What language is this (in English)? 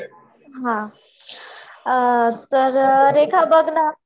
Marathi